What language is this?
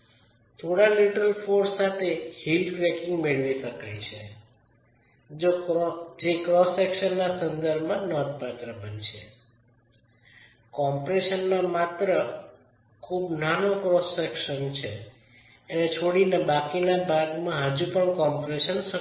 Gujarati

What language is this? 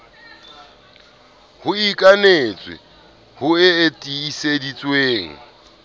Southern Sotho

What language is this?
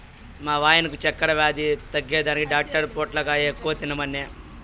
Telugu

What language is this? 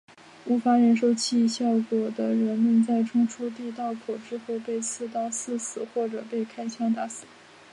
Chinese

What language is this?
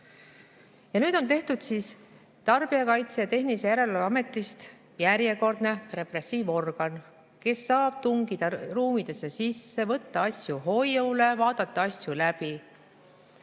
Estonian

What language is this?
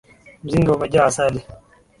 Swahili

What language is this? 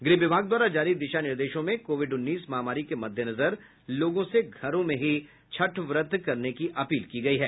Hindi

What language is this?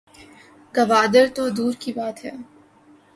Urdu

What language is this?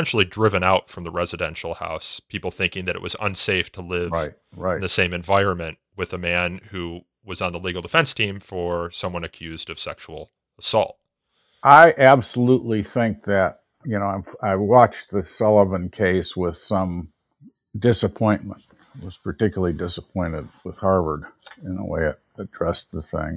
English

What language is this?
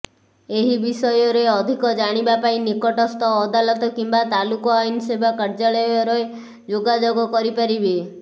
Odia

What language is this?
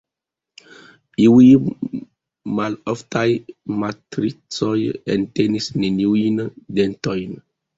Esperanto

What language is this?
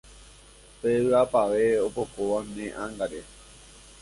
Guarani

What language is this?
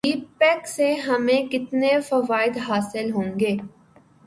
Urdu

